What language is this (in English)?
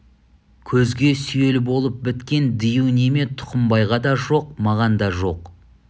Kazakh